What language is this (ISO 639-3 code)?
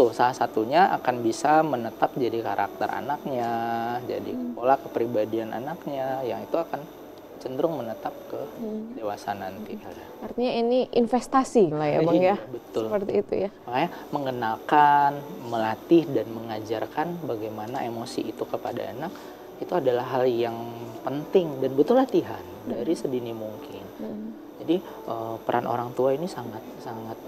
ind